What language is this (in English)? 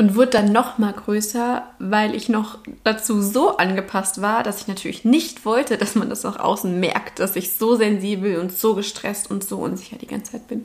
German